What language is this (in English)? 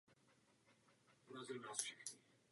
Czech